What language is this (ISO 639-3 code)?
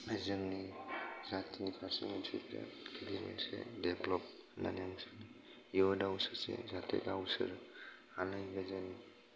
brx